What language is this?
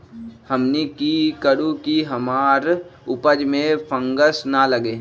Magahi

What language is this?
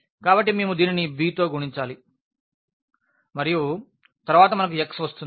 Telugu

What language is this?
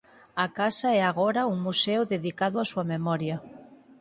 Galician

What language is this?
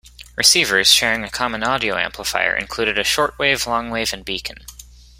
English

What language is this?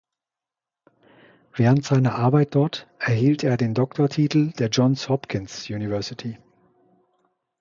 German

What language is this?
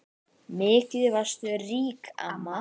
Icelandic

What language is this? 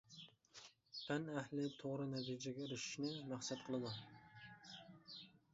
Uyghur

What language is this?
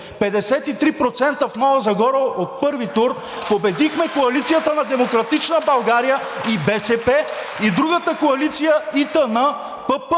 Bulgarian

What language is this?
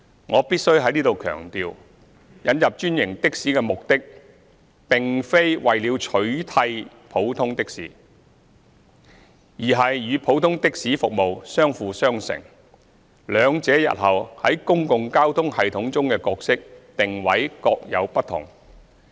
Cantonese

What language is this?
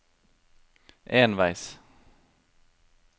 Norwegian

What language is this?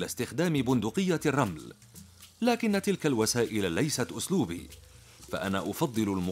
Arabic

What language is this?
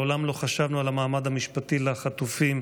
Hebrew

